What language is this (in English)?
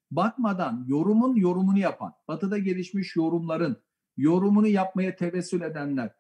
Turkish